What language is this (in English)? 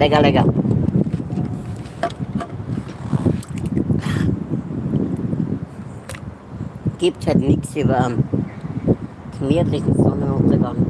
German